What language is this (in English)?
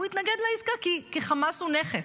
Hebrew